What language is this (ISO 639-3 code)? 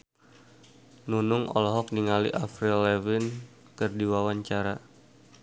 sun